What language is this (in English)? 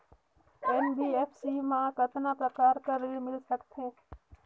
Chhattisgarhi